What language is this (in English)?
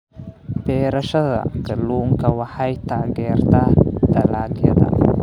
Somali